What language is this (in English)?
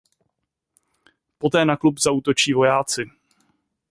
Czech